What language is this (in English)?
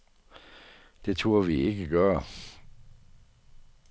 Danish